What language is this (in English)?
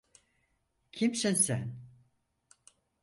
Turkish